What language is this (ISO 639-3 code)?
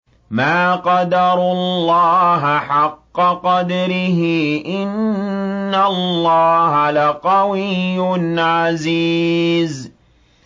ara